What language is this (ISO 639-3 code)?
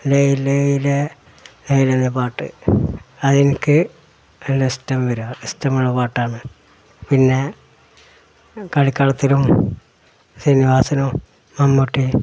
mal